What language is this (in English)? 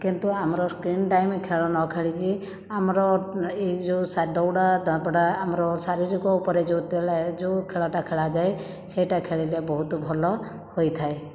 Odia